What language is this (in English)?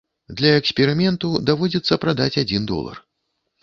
Belarusian